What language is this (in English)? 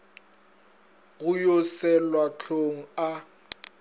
Northern Sotho